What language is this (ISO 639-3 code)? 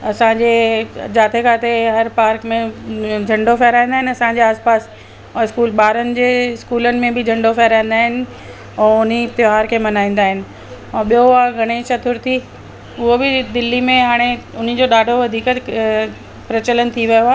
snd